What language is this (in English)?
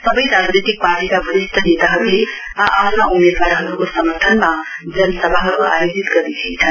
Nepali